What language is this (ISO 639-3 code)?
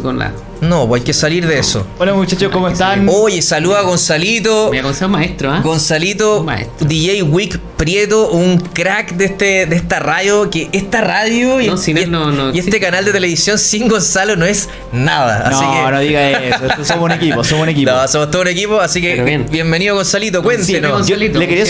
spa